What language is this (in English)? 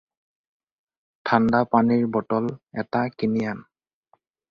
Assamese